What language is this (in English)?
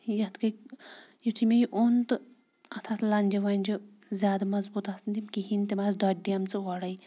Kashmiri